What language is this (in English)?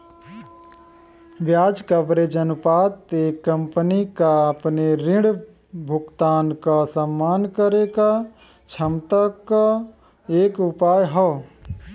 Bhojpuri